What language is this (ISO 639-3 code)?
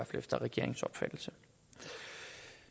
dan